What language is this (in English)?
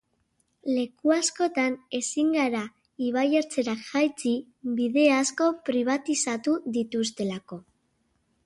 Basque